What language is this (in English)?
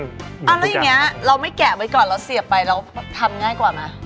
Thai